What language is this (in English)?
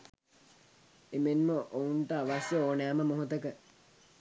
Sinhala